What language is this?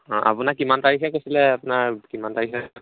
Assamese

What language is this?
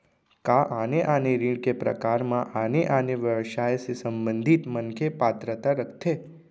Chhattisgarhi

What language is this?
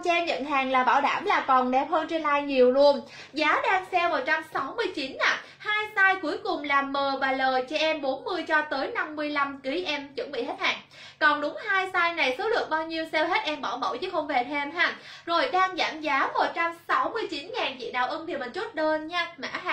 Vietnamese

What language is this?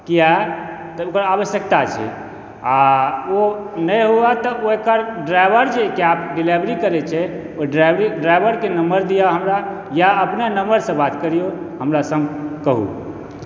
Maithili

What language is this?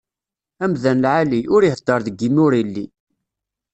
Kabyle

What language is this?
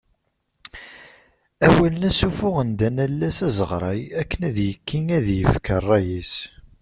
Kabyle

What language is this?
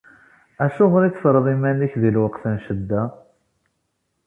Kabyle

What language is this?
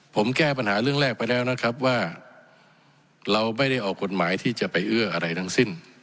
Thai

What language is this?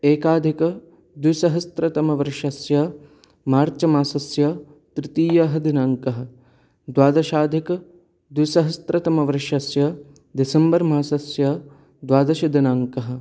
Sanskrit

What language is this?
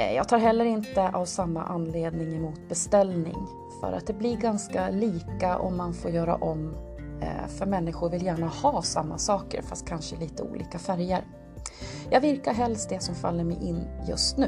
Swedish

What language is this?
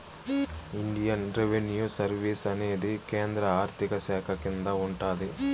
Telugu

